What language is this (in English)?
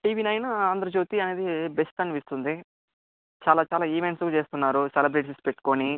Telugu